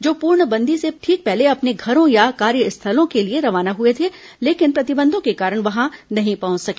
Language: Hindi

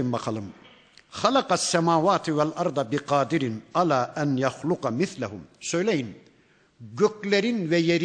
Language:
Turkish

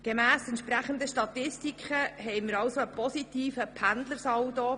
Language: Swiss German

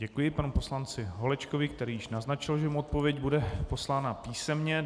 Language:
Czech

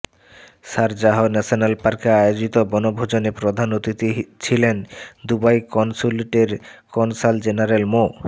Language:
Bangla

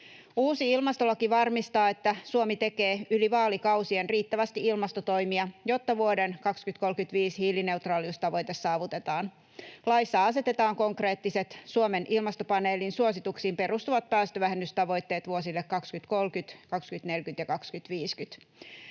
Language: Finnish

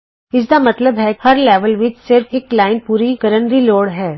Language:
Punjabi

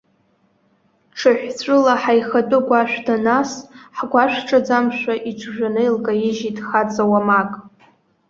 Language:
Abkhazian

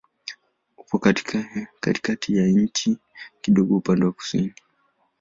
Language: Swahili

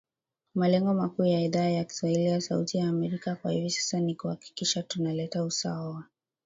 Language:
Swahili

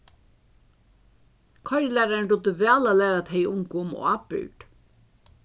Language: Faroese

